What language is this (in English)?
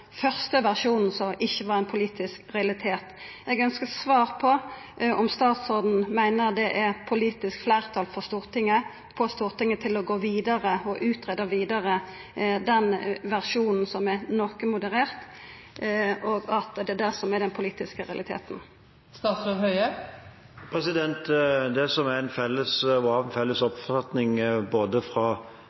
Norwegian